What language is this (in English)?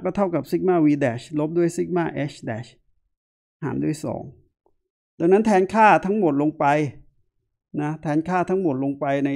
Thai